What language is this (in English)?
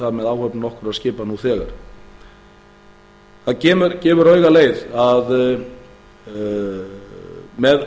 Icelandic